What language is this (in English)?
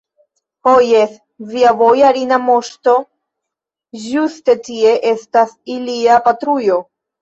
Esperanto